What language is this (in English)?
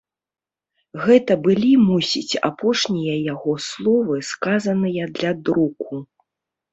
Belarusian